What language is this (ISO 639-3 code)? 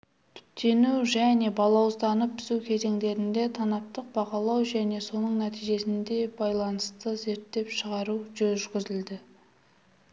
kaz